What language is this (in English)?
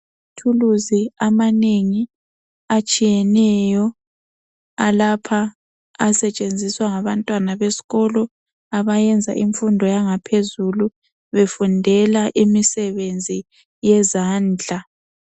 North Ndebele